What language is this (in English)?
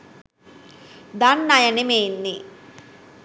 Sinhala